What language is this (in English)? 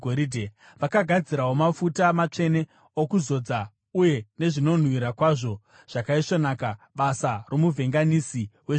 Shona